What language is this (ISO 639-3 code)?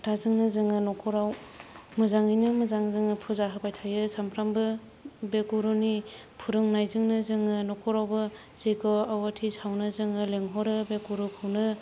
brx